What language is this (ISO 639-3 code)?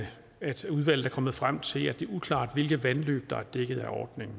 dan